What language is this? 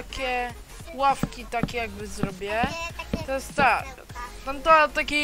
Polish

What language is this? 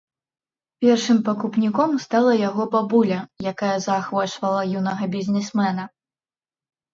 Belarusian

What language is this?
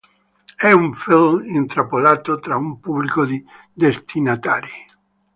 Italian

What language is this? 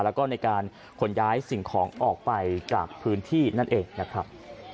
Thai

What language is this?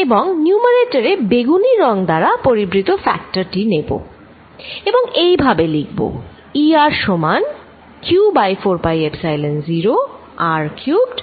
Bangla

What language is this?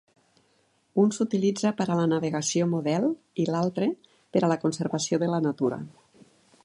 Catalan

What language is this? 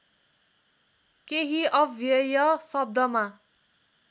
Nepali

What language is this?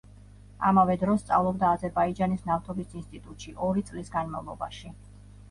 Georgian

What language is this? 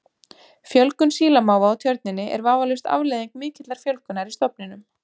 Icelandic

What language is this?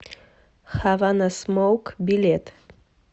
Russian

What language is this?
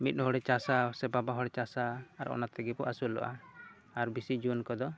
Santali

